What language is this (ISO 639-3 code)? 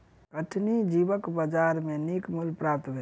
mai